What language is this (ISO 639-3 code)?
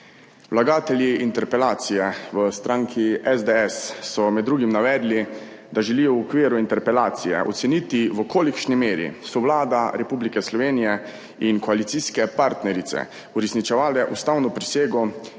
slv